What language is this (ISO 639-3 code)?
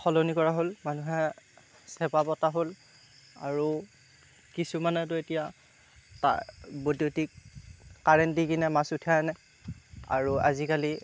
asm